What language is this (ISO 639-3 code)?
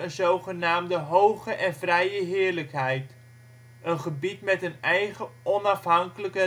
nld